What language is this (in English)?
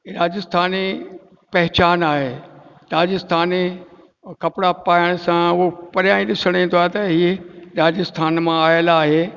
Sindhi